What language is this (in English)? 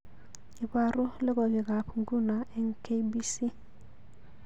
Kalenjin